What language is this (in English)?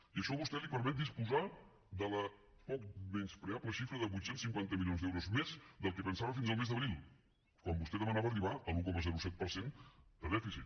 Catalan